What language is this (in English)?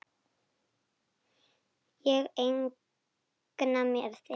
Icelandic